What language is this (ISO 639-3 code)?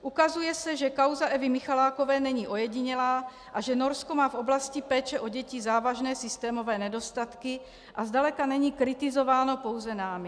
ces